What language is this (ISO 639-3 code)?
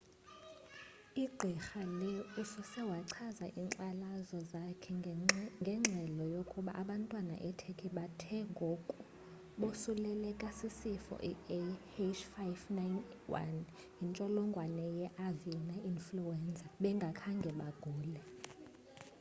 xho